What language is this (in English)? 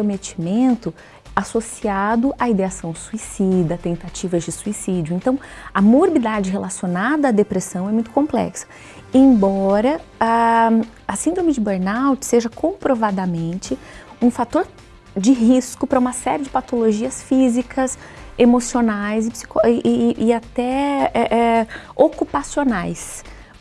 Portuguese